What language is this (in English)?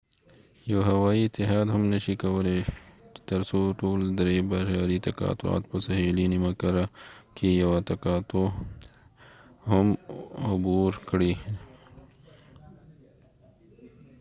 Pashto